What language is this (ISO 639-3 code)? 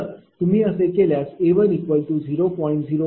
mar